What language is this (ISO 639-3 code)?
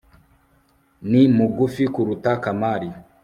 kin